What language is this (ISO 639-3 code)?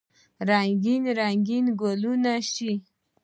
pus